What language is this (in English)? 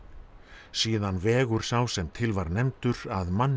Icelandic